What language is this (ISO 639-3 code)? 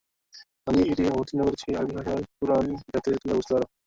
ben